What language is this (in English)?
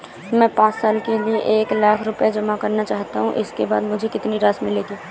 Hindi